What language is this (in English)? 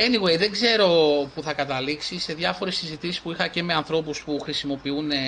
Greek